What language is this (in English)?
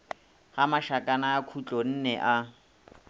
Northern Sotho